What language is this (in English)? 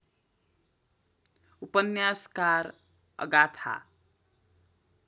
Nepali